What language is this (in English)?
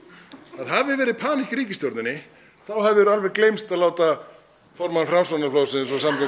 Icelandic